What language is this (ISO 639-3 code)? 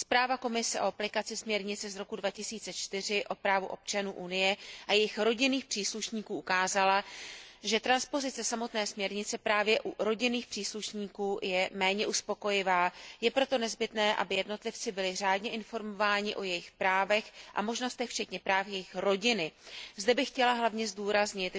ces